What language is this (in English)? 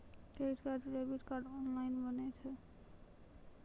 Maithili